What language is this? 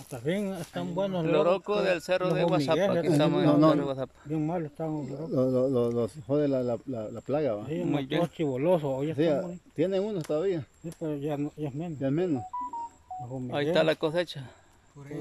Spanish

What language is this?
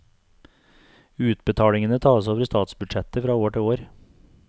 Norwegian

